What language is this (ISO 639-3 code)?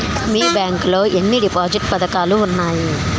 tel